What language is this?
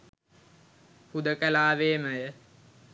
Sinhala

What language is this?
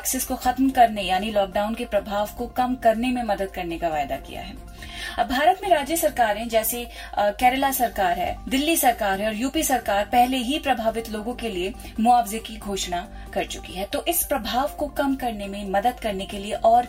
Hindi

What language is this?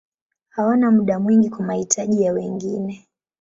Swahili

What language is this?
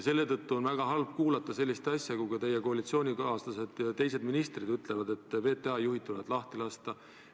Estonian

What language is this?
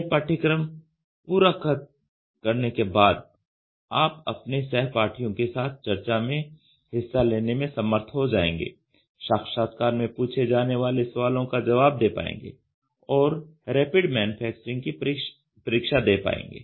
Hindi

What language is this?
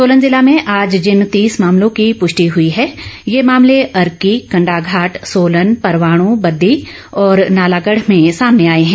Hindi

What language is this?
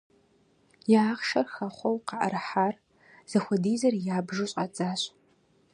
Kabardian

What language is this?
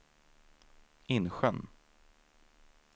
Swedish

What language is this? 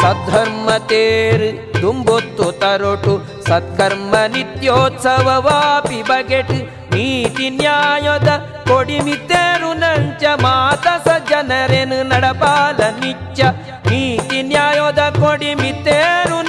Kannada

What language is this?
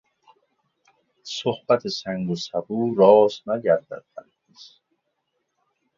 Persian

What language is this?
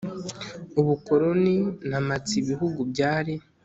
Kinyarwanda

